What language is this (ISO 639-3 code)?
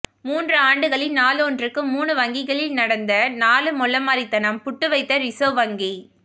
tam